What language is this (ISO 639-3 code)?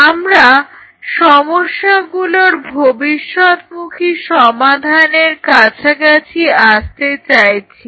ben